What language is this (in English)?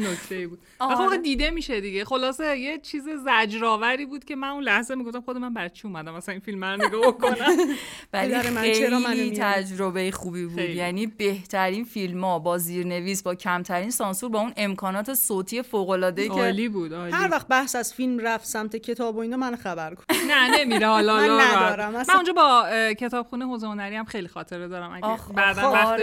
Persian